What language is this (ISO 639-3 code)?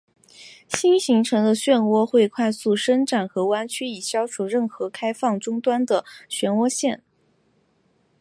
zho